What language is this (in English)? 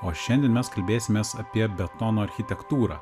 Lithuanian